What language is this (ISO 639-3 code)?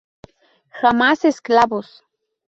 spa